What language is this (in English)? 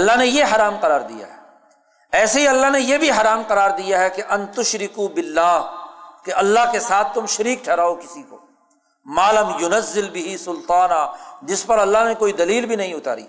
Urdu